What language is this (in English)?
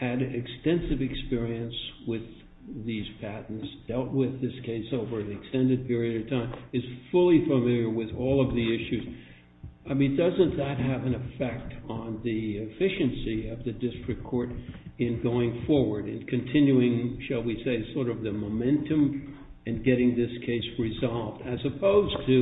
English